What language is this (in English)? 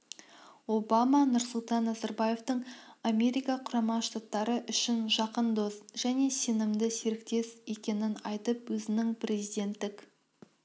Kazakh